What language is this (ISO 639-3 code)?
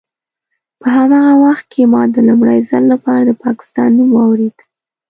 pus